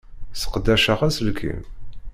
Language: Kabyle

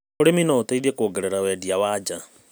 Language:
Kikuyu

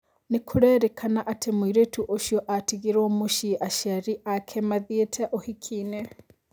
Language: Kikuyu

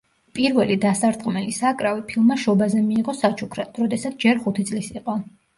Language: Georgian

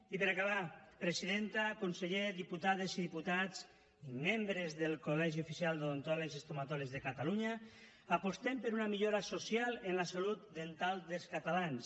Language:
Catalan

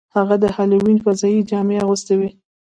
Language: Pashto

